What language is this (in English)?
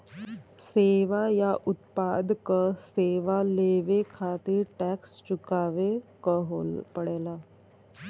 Bhojpuri